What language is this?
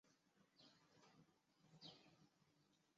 Chinese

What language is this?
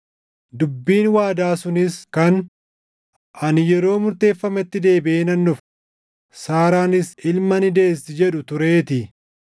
Oromo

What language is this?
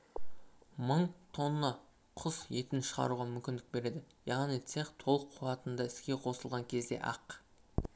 Kazakh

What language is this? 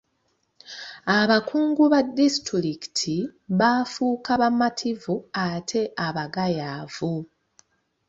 Ganda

